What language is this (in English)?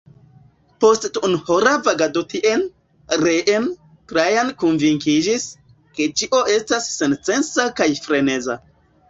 Esperanto